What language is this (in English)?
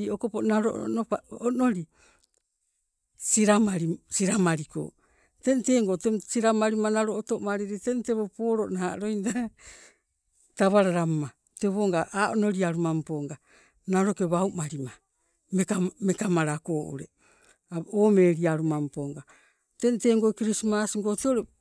Sibe